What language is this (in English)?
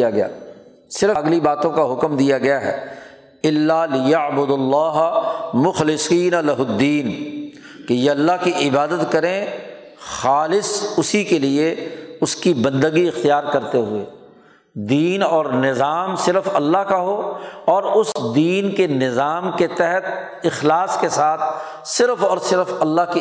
Urdu